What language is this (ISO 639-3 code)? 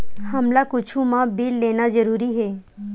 hne